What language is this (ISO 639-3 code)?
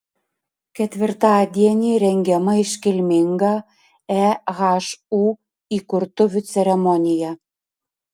lit